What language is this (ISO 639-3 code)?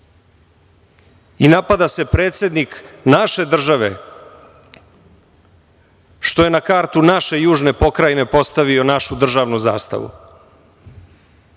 srp